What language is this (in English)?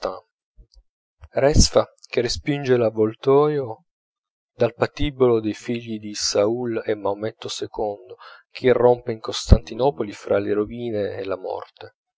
Italian